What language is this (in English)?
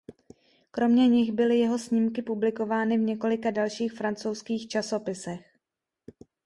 Czech